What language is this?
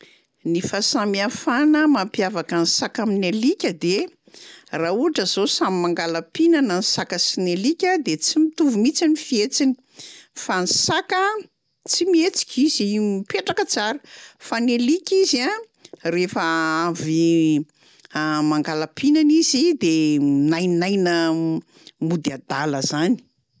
Malagasy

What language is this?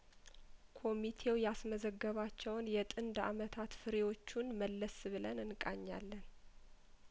Amharic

